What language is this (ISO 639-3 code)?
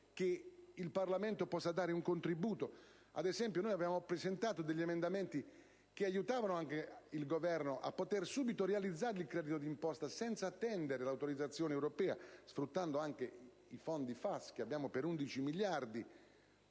ita